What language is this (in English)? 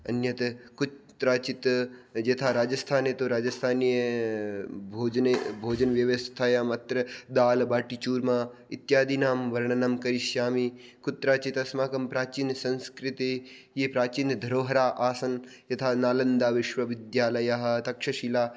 Sanskrit